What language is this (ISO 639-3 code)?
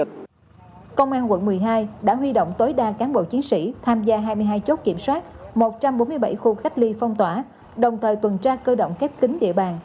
vie